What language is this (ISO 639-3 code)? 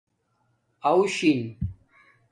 dmk